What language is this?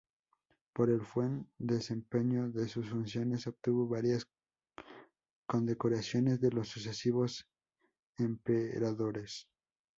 Spanish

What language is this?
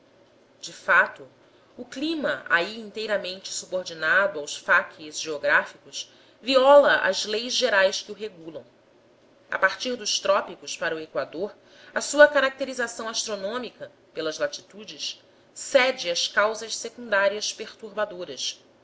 Portuguese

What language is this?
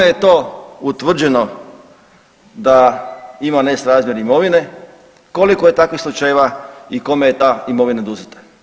Croatian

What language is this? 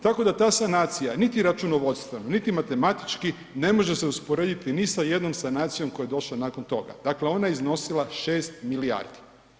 Croatian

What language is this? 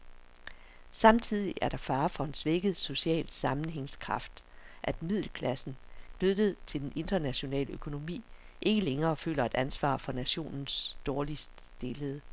Danish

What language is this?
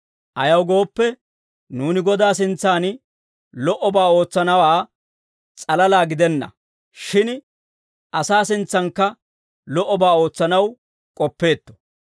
Dawro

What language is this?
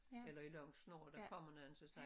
Danish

